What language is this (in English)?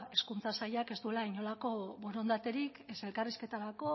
Basque